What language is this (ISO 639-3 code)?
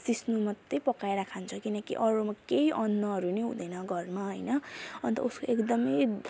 nep